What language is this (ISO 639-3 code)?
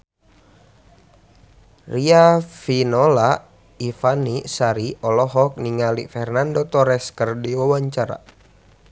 sun